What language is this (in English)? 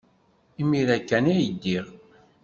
Kabyle